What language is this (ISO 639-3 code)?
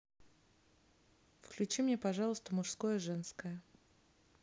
rus